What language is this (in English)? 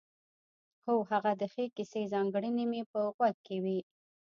Pashto